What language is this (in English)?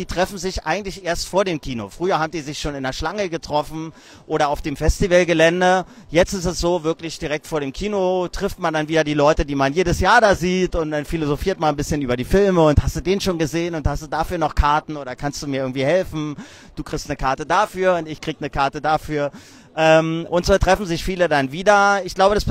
German